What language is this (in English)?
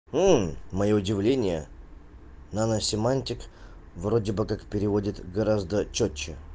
Russian